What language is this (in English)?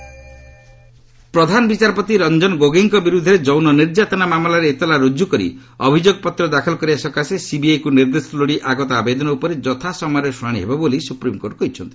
Odia